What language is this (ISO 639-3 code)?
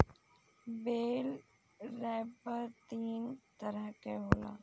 bho